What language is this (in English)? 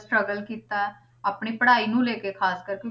Punjabi